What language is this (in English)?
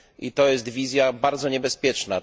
Polish